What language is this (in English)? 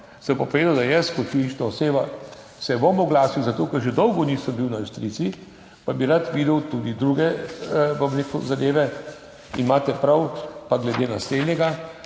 Slovenian